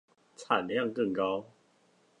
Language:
Chinese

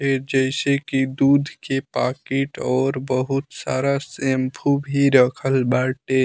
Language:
Bhojpuri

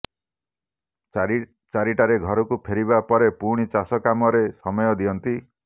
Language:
Odia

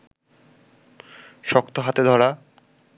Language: Bangla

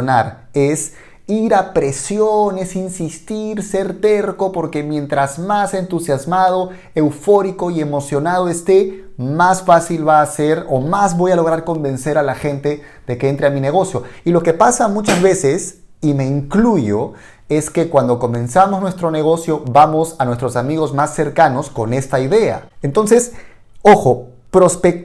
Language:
Spanish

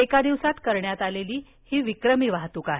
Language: Marathi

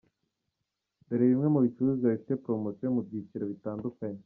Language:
Kinyarwanda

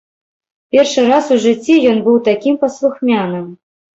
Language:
Belarusian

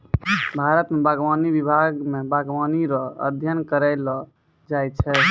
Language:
Maithili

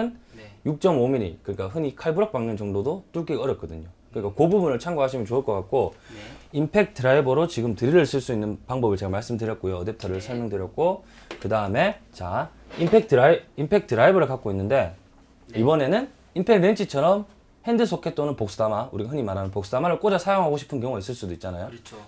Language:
Korean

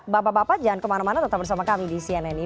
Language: Indonesian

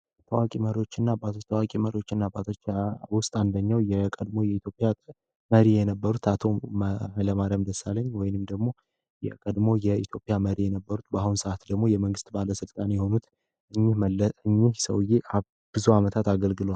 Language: Amharic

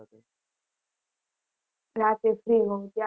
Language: Gujarati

